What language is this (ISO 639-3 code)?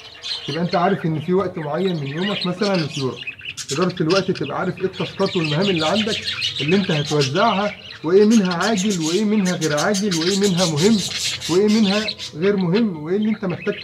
ara